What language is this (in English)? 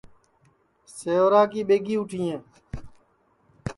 Sansi